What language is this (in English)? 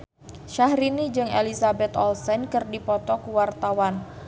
Sundanese